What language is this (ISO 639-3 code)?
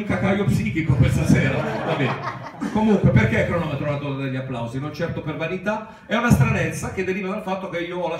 ita